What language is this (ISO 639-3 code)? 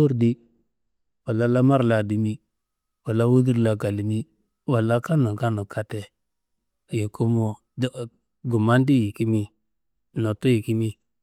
kbl